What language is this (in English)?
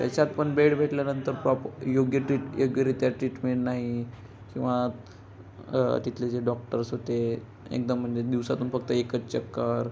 Marathi